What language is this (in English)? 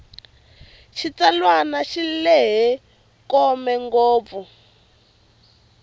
Tsonga